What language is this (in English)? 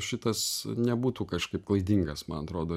Lithuanian